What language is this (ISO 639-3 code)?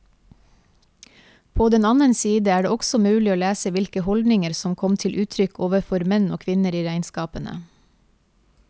nor